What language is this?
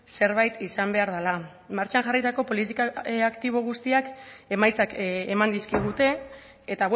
Basque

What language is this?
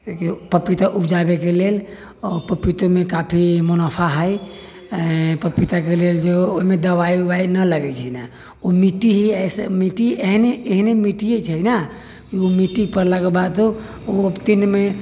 Maithili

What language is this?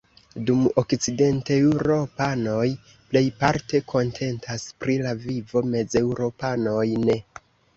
Esperanto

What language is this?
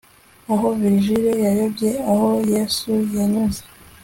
Kinyarwanda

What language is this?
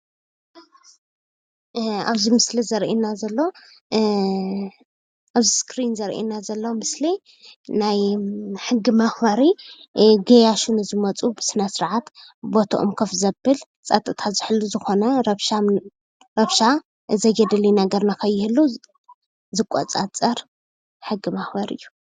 Tigrinya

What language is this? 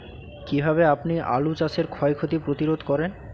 Bangla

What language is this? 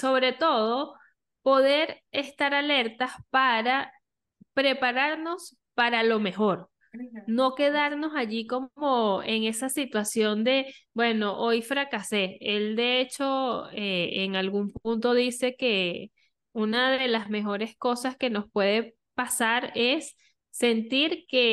Spanish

